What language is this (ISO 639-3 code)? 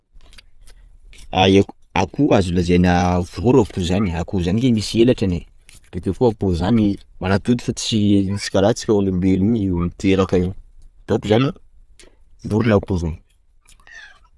skg